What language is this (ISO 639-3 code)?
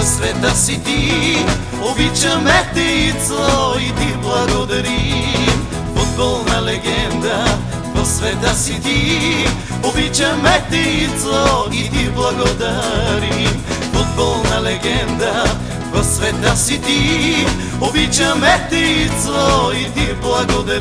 ron